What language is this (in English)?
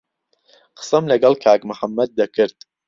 Central Kurdish